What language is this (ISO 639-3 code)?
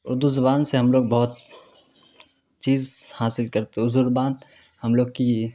urd